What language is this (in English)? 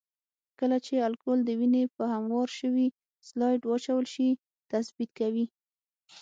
Pashto